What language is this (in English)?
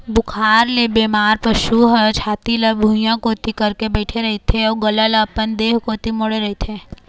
Chhattisgarhi